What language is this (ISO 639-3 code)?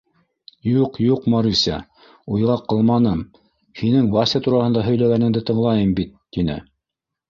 bak